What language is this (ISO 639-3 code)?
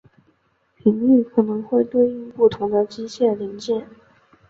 zho